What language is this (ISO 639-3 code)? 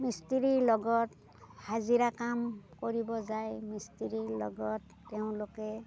asm